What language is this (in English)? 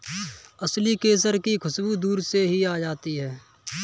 Hindi